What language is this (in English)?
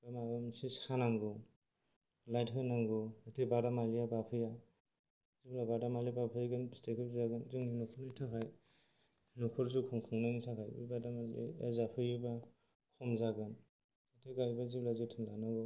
Bodo